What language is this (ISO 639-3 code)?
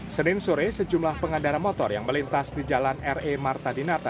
ind